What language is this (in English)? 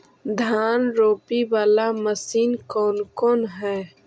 Magahi